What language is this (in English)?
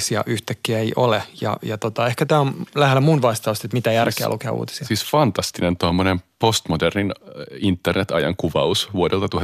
Finnish